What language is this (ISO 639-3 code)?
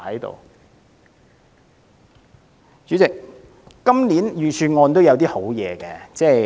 yue